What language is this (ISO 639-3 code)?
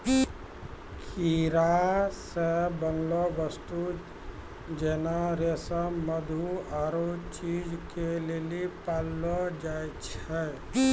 mai